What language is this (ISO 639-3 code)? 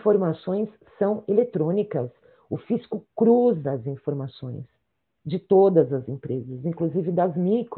por